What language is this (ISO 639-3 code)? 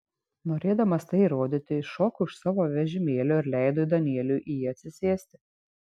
lit